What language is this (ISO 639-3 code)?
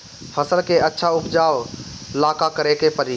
bho